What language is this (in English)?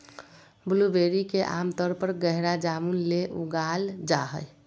Magahi